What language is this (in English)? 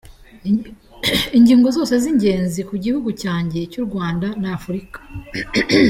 Kinyarwanda